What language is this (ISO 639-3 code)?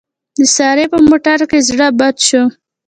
pus